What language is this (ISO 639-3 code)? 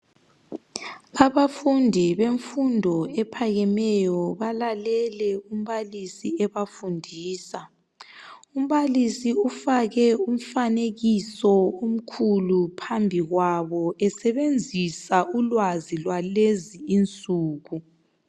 nde